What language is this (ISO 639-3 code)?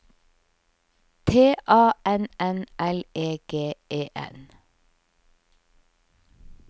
nor